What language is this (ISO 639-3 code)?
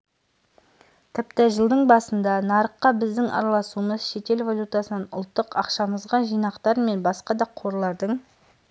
kaz